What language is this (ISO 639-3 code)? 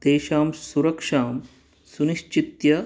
san